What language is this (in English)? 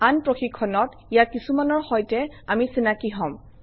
Assamese